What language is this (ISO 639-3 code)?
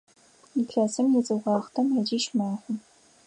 ady